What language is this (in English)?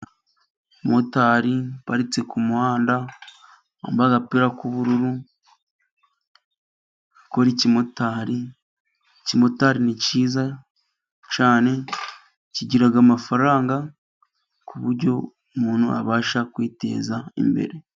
Kinyarwanda